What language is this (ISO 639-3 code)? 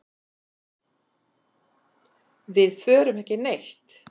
isl